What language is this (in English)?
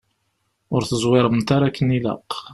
Kabyle